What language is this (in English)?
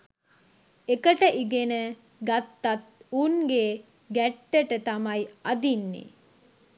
Sinhala